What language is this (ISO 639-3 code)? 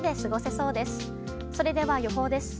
jpn